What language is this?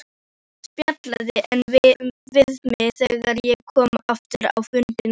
Icelandic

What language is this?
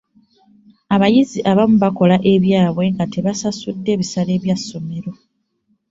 Ganda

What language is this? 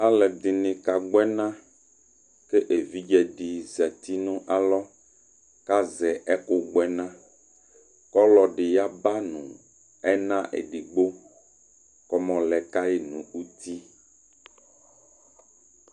Ikposo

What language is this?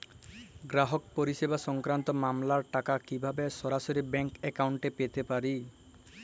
Bangla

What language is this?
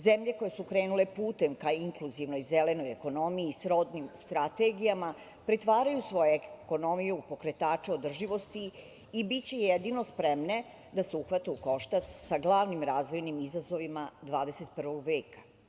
Serbian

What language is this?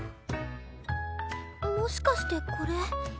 Japanese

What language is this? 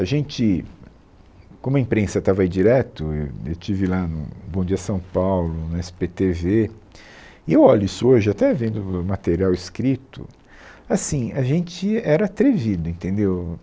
Portuguese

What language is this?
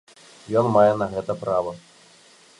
Belarusian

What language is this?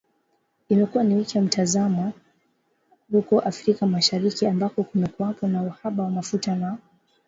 Swahili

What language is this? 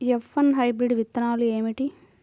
Telugu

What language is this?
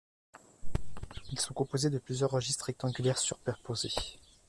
French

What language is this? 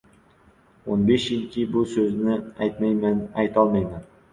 Uzbek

